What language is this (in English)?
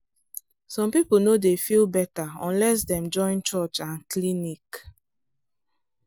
Nigerian Pidgin